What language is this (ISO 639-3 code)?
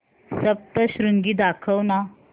mar